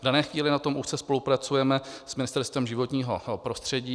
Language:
Czech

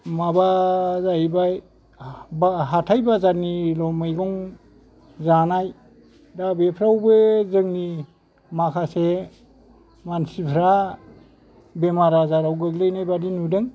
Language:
Bodo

